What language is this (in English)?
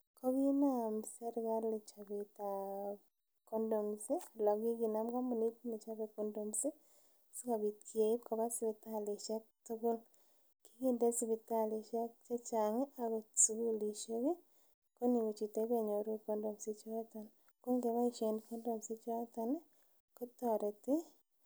Kalenjin